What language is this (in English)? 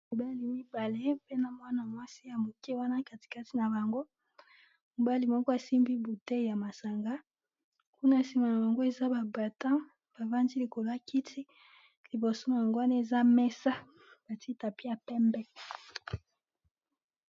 Lingala